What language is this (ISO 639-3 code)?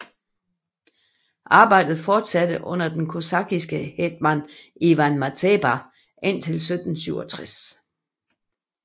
dan